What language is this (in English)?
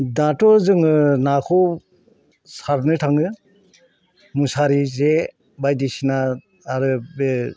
Bodo